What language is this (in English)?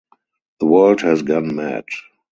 English